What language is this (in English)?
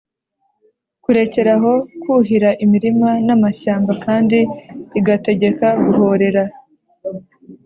Kinyarwanda